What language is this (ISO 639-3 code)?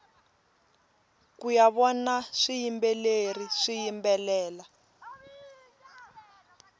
tso